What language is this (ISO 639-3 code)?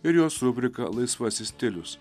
lit